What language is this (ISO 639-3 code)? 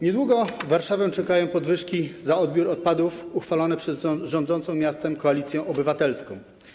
pol